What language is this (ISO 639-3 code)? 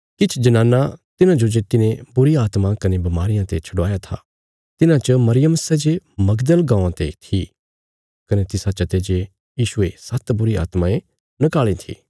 kfs